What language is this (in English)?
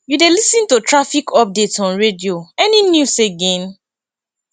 Nigerian Pidgin